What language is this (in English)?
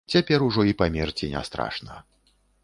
Belarusian